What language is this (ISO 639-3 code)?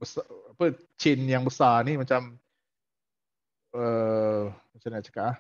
msa